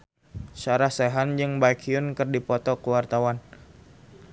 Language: Sundanese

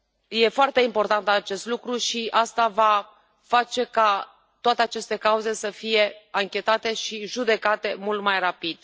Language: Romanian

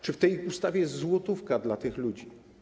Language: Polish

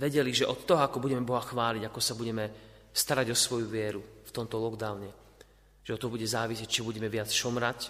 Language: Slovak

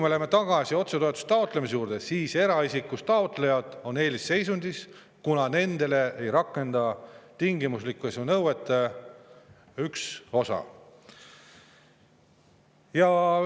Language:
Estonian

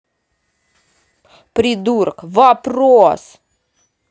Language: Russian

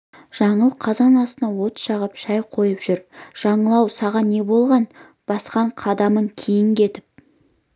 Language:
Kazakh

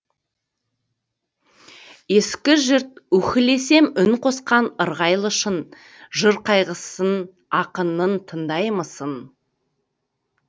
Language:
Kazakh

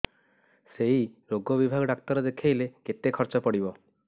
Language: Odia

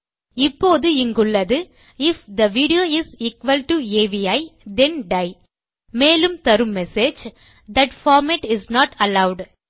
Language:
Tamil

